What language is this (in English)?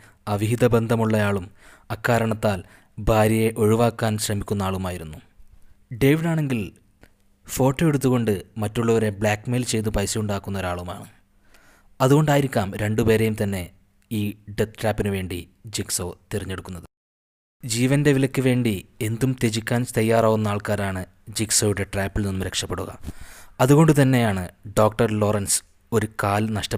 Malayalam